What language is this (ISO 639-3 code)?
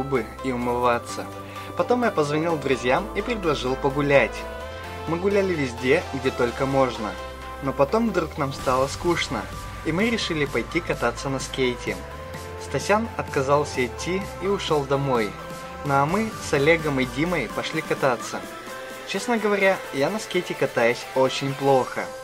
rus